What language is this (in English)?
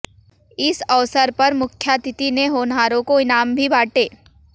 Hindi